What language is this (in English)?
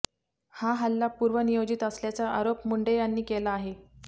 Marathi